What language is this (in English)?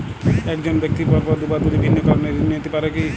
Bangla